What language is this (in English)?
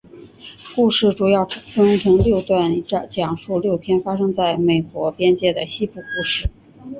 Chinese